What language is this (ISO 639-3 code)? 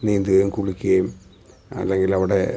mal